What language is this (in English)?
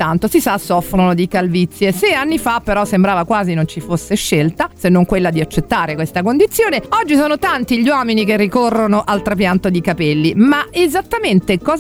Italian